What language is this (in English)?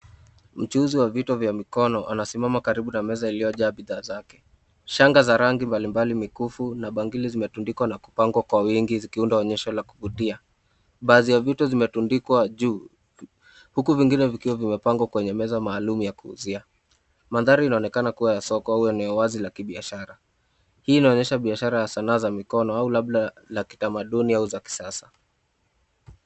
Swahili